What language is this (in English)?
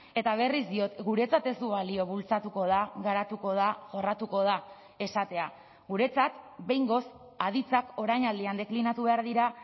Basque